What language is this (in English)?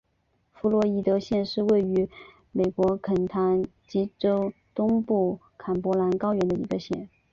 Chinese